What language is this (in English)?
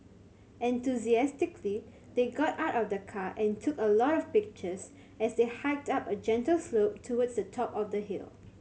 English